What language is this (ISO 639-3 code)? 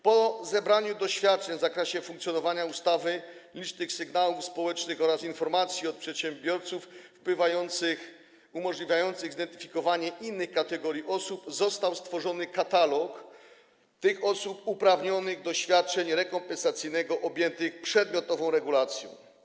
pol